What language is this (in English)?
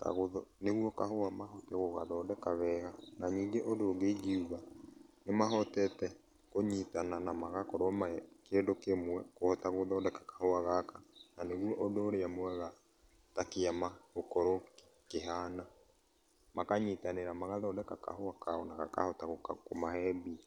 Kikuyu